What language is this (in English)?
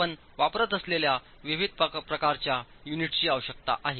Marathi